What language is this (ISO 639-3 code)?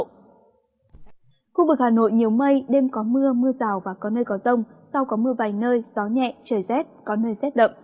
vie